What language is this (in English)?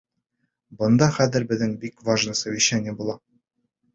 Bashkir